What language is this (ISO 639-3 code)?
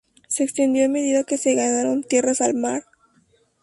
spa